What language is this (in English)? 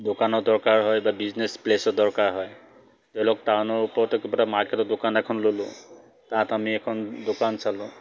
Assamese